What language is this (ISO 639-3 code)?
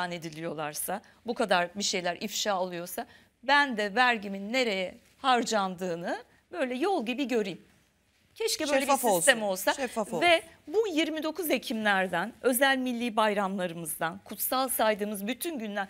tur